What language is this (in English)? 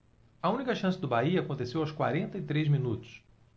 Portuguese